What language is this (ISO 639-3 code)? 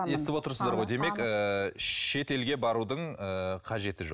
kaz